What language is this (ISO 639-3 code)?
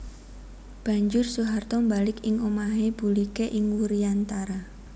jav